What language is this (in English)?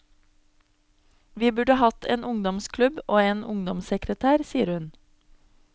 Norwegian